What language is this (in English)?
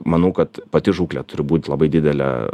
Lithuanian